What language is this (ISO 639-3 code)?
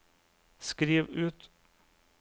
nor